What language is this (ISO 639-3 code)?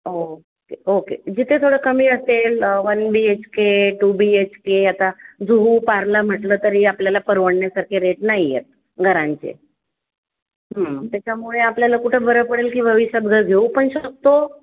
mar